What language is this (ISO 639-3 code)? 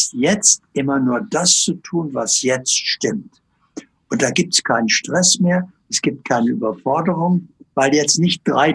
deu